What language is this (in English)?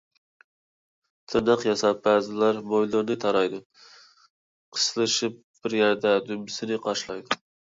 Uyghur